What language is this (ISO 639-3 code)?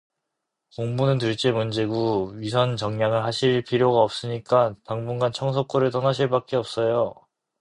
kor